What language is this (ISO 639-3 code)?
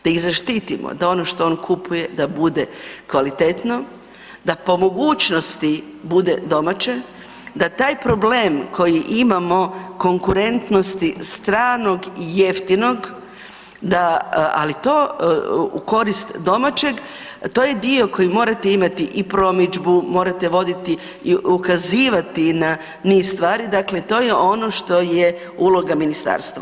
hrv